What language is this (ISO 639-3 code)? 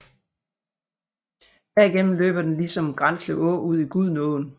dan